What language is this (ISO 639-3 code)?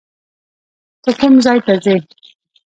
pus